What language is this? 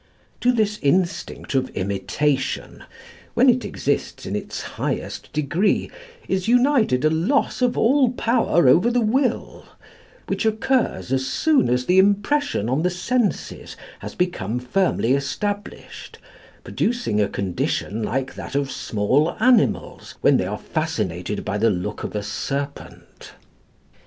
English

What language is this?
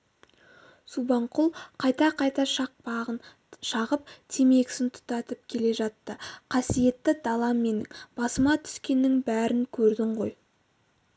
Kazakh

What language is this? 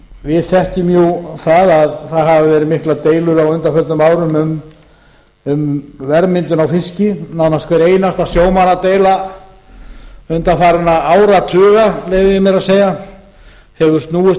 Icelandic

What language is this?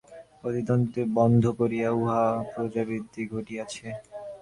Bangla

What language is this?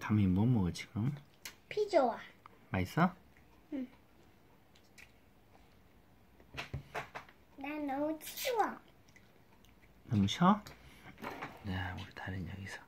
Korean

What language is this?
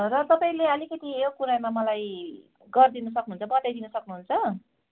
Nepali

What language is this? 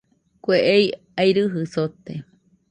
Nüpode Huitoto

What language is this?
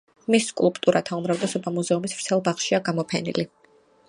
Georgian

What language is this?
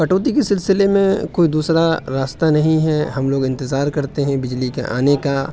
Urdu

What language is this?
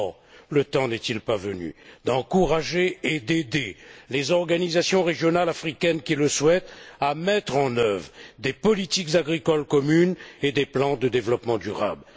French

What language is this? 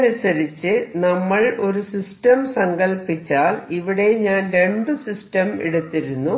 Malayalam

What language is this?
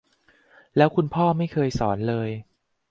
Thai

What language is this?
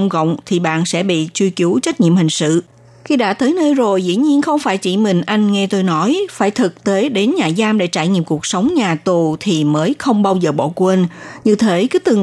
Vietnamese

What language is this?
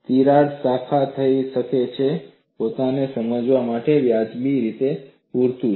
Gujarati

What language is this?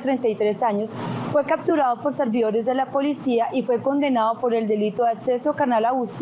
Spanish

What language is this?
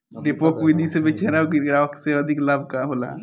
Bhojpuri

